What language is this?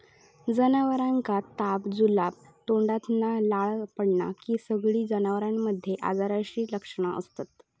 Marathi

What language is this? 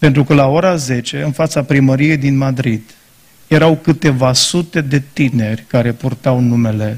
Romanian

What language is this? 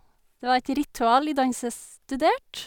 Norwegian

